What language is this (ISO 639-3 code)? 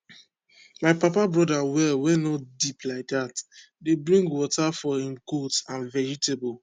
pcm